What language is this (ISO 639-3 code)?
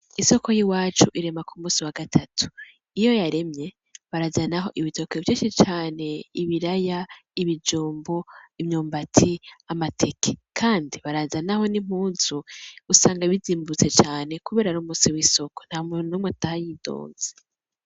run